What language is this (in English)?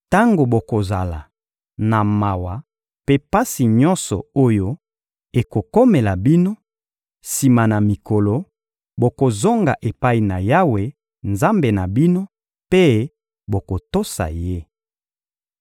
Lingala